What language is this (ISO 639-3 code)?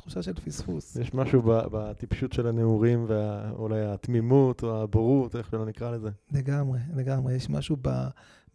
heb